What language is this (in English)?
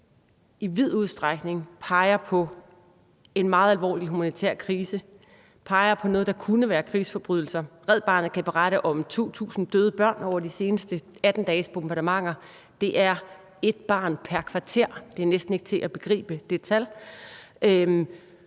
Danish